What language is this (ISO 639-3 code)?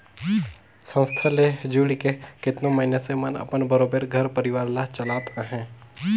hne